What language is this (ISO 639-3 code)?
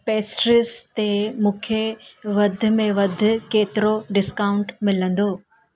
snd